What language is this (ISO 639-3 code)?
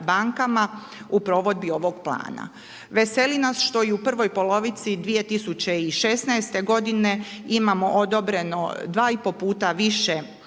hrv